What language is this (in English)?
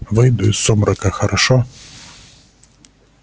Russian